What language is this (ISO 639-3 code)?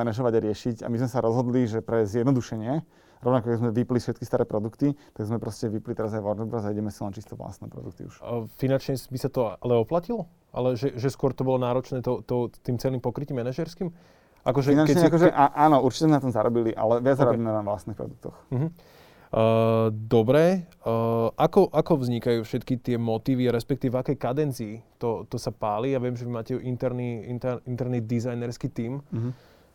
slk